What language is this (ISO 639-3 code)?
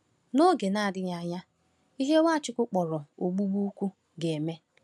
ibo